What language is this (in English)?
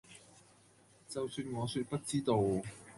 Cantonese